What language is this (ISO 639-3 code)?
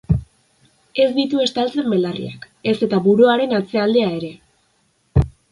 eus